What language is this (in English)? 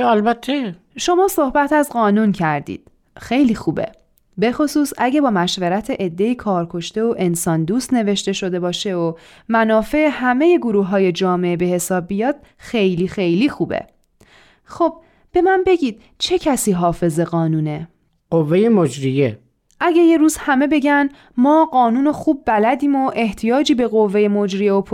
Persian